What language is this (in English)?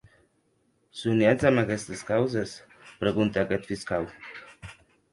Occitan